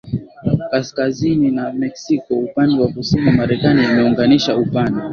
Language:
Swahili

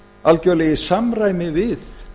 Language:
Icelandic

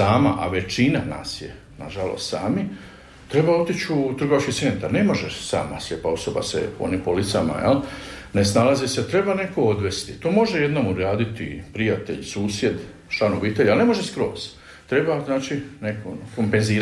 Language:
Croatian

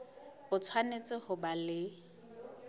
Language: Southern Sotho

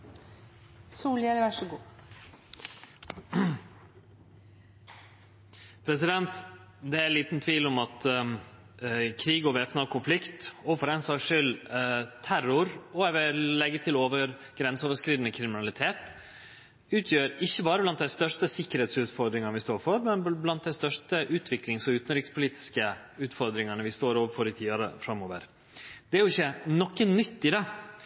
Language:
Norwegian Nynorsk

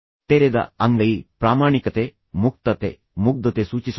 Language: Kannada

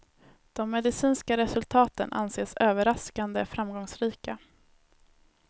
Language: Swedish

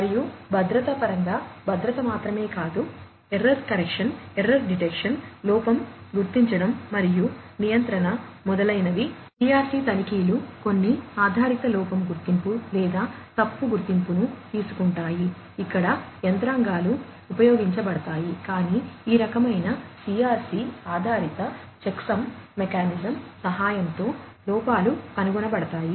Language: Telugu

